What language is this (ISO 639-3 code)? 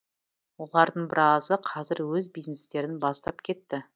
kaz